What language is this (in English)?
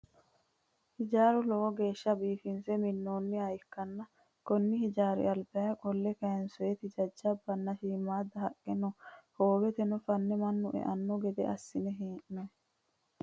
Sidamo